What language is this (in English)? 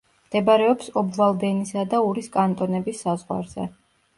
Georgian